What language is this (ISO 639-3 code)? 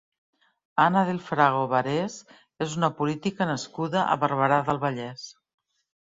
cat